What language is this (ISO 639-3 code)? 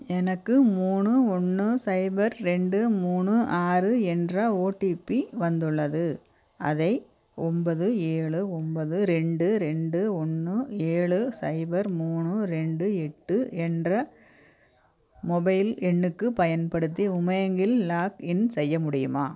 tam